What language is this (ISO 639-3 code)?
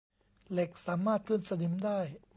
tha